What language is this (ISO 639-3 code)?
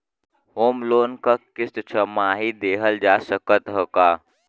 bho